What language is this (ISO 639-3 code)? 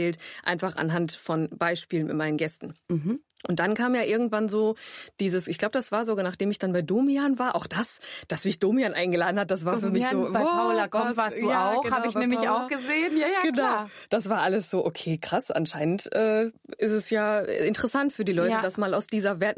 deu